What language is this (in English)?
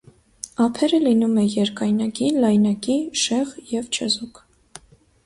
Armenian